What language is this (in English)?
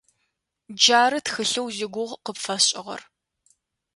Adyghe